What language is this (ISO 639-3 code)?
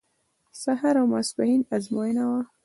pus